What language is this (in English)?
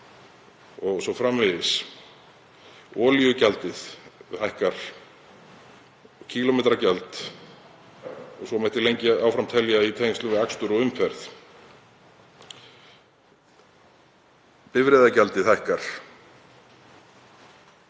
Icelandic